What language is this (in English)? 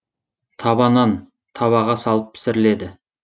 Kazakh